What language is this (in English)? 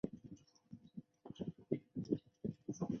Chinese